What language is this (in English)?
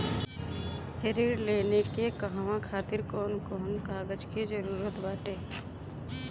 Bhojpuri